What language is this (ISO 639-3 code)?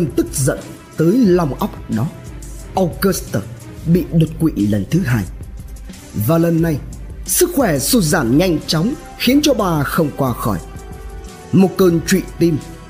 vie